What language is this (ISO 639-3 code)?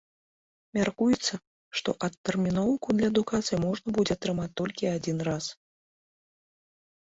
bel